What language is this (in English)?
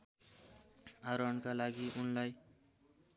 Nepali